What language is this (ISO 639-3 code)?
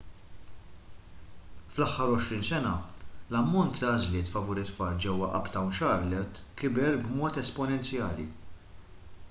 mlt